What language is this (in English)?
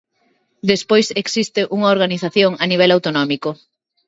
Galician